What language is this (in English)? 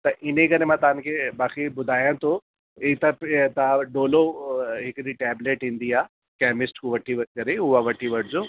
Sindhi